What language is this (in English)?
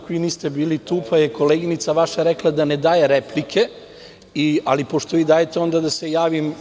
Serbian